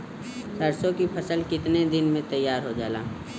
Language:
Bhojpuri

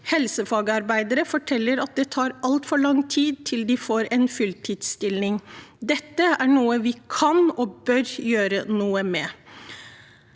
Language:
Norwegian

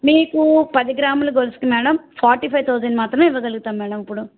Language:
Telugu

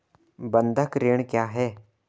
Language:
Hindi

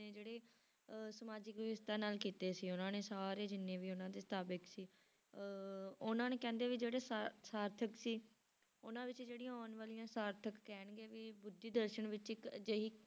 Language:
Punjabi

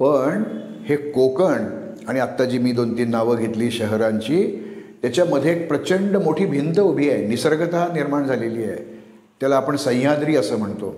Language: Marathi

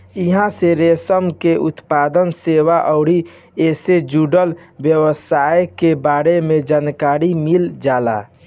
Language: Bhojpuri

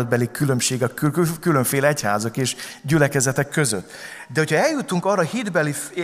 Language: Hungarian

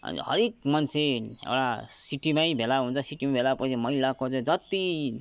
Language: Nepali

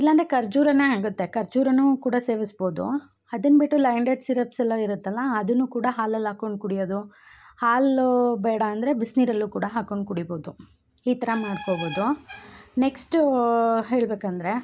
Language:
Kannada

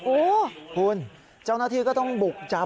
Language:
Thai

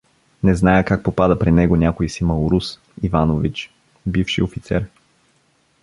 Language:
Bulgarian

